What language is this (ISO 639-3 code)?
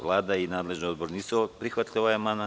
srp